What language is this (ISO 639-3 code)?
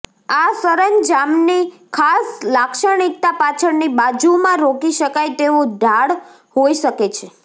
guj